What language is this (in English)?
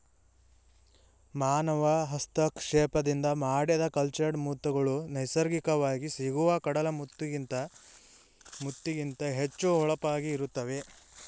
Kannada